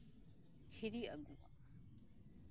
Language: Santali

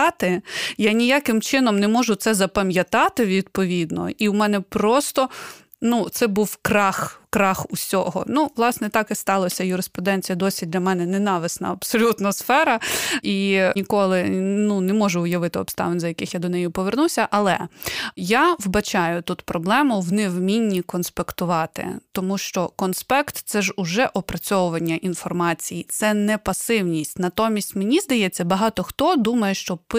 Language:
Ukrainian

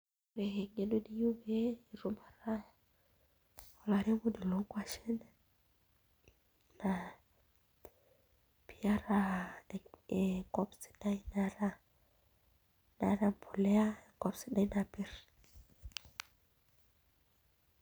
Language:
Masai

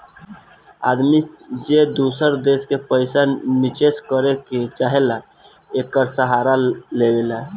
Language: Bhojpuri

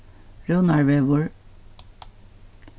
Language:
Faroese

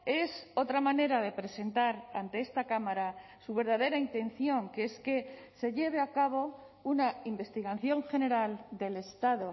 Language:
Spanish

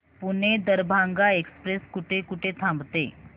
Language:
Marathi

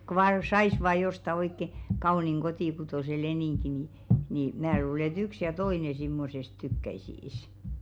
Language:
Finnish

